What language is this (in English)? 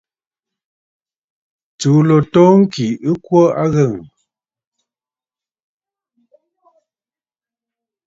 Bafut